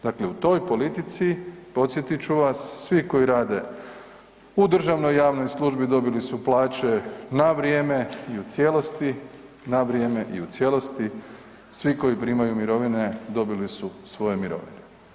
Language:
Croatian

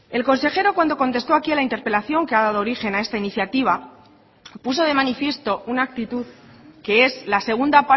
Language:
Spanish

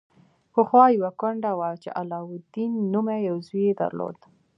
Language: Pashto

